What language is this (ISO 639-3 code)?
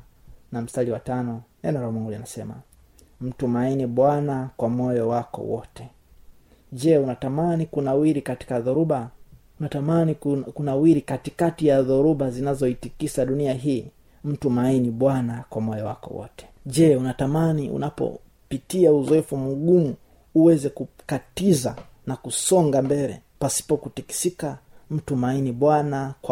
swa